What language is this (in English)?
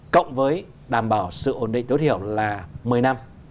Vietnamese